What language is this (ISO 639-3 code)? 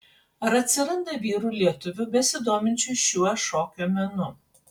lit